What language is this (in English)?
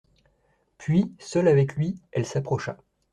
French